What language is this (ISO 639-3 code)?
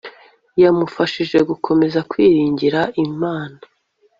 kin